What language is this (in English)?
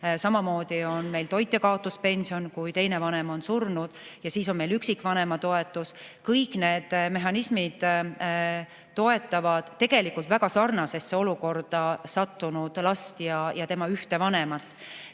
Estonian